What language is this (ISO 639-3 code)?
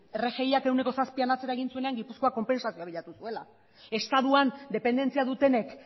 eus